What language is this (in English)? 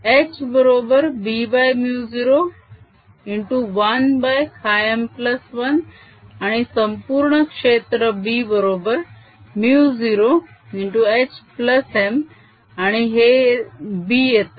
Marathi